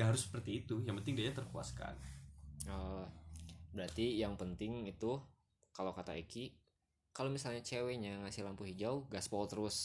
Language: Indonesian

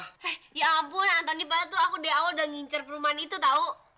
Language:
Indonesian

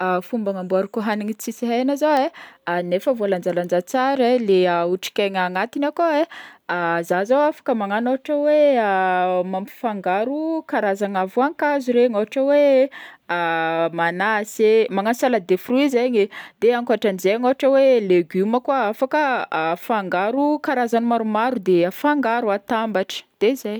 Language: Northern Betsimisaraka Malagasy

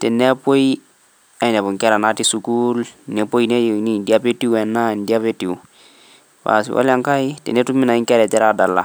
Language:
Masai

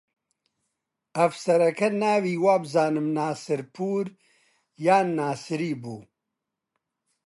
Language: Central Kurdish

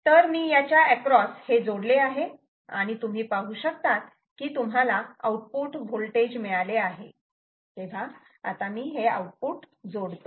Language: Marathi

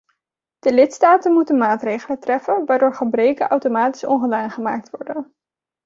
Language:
Dutch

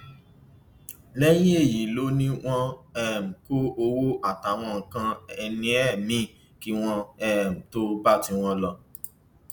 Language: Yoruba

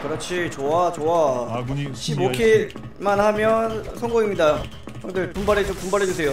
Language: Korean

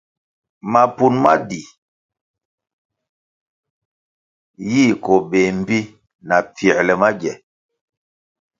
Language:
Kwasio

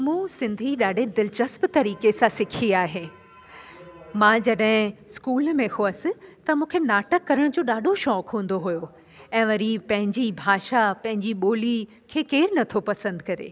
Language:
Sindhi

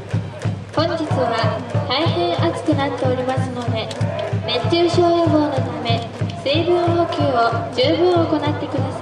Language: Japanese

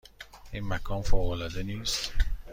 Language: Persian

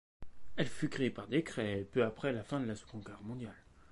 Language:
French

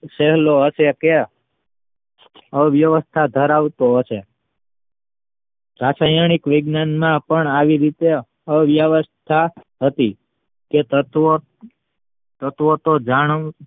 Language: Gujarati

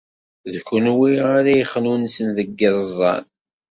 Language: Kabyle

